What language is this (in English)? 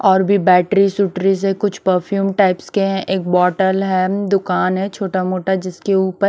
Hindi